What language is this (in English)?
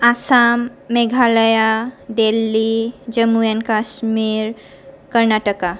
Bodo